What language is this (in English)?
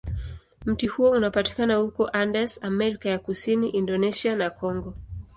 Swahili